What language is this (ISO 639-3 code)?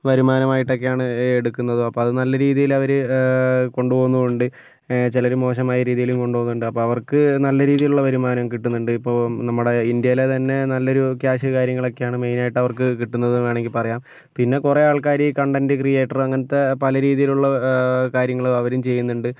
mal